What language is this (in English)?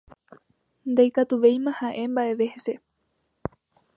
Guarani